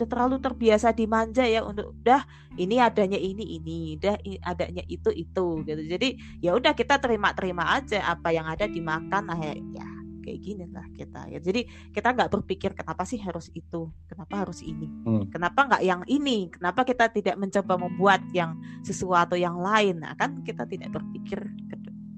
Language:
Indonesian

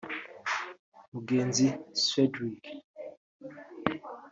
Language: Kinyarwanda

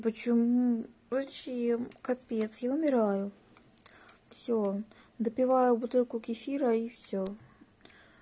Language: Russian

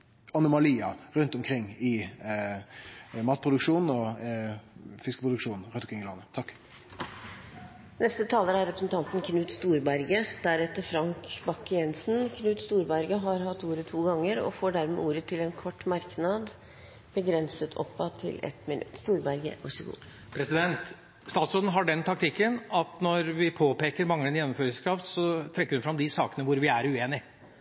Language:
Norwegian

